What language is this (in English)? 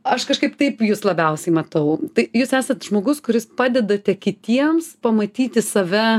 Lithuanian